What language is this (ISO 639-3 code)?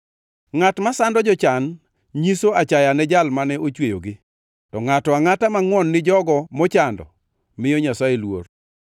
luo